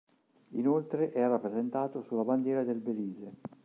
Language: Italian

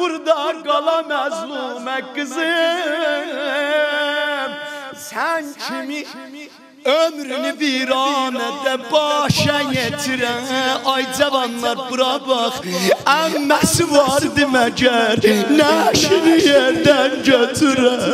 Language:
Arabic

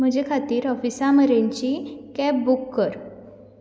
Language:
Konkani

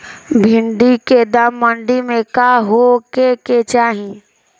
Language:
Bhojpuri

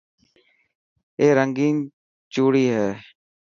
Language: Dhatki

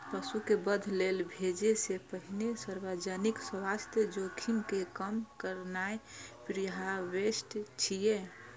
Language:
Maithili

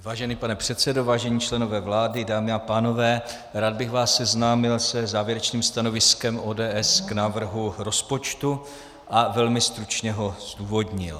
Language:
Czech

